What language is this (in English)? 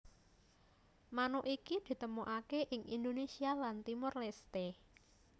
Javanese